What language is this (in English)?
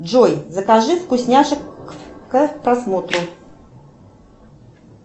Russian